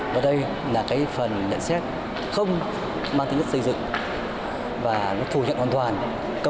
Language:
Vietnamese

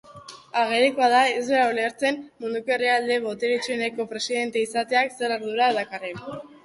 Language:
Basque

